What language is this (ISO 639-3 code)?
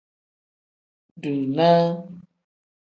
kdh